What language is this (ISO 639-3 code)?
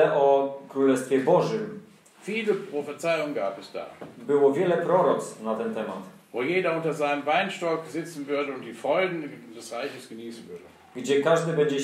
pol